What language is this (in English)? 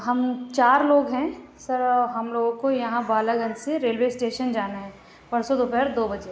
Urdu